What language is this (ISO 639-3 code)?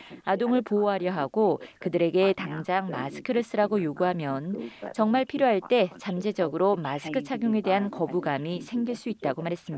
kor